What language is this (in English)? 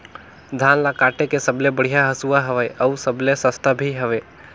Chhattisgarhi